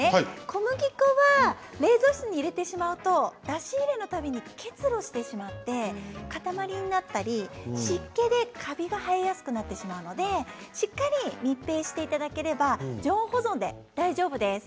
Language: Japanese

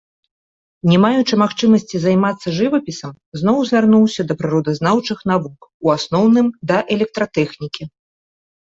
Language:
Belarusian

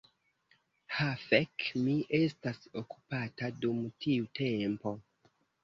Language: Esperanto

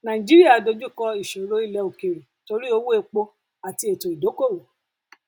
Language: Yoruba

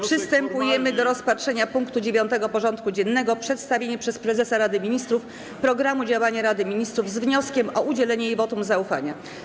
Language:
Polish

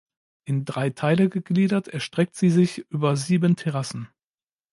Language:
German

